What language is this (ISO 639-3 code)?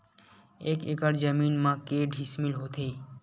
hne